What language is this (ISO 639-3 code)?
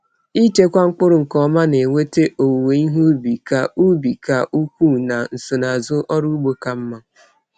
ibo